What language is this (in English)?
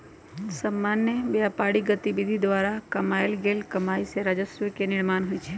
Magahi